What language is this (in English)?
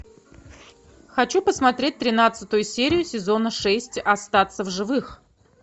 Russian